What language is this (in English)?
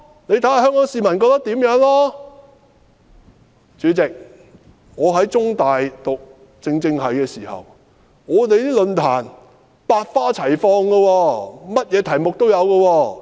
Cantonese